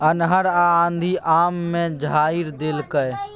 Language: Maithili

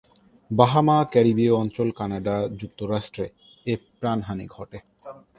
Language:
Bangla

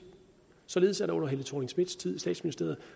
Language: Danish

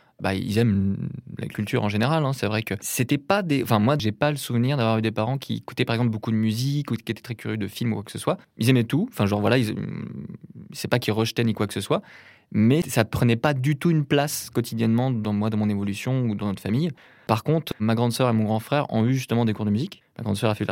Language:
French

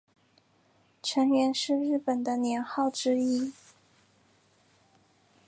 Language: Chinese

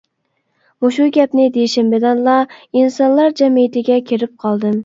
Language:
Uyghur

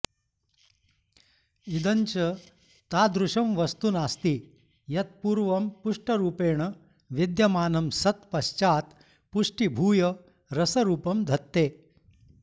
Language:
Sanskrit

